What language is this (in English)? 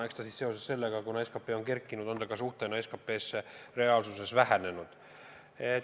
Estonian